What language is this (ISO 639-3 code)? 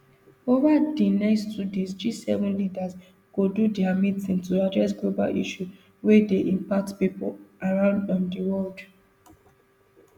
pcm